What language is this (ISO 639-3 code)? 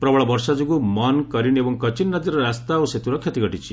ori